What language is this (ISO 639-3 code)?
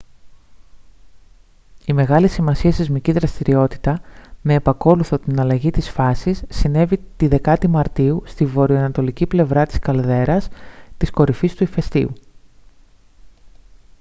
ell